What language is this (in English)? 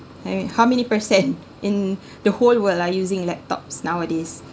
English